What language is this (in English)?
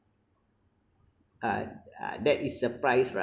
English